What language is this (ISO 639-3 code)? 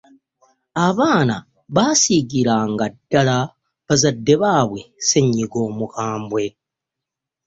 lug